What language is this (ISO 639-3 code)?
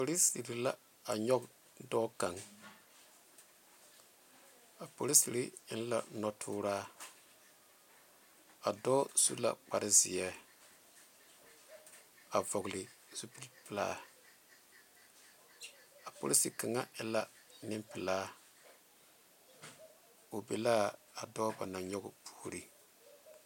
dga